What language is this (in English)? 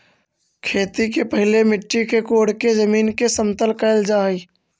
Magahi